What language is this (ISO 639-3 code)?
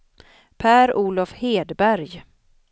swe